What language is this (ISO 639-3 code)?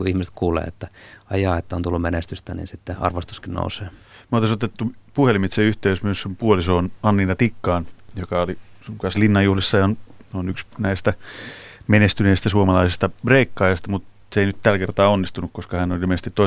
fin